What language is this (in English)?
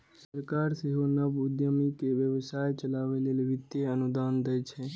Maithili